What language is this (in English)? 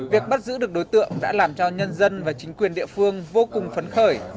Vietnamese